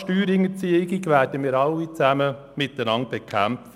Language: Swiss German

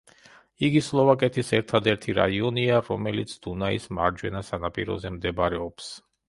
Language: Georgian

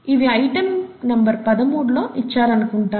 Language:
Telugu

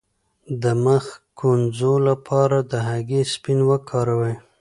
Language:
Pashto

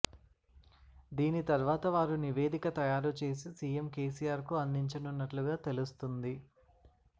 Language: Telugu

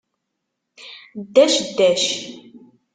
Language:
Kabyle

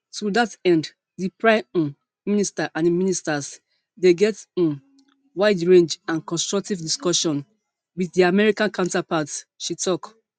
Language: Nigerian Pidgin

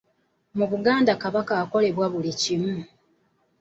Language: Ganda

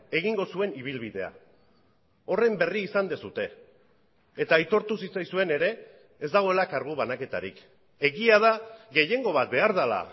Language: Basque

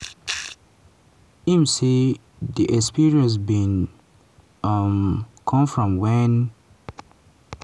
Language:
Nigerian Pidgin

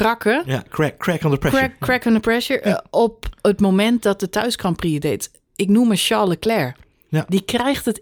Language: Dutch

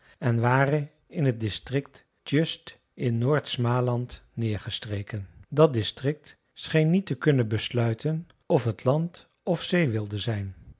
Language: Dutch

